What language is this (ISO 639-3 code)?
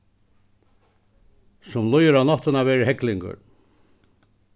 fao